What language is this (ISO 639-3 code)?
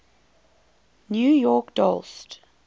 eng